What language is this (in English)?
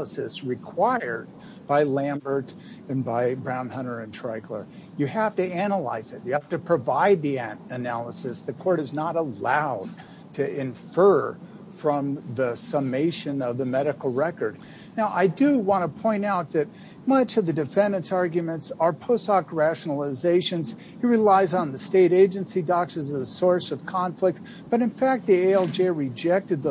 English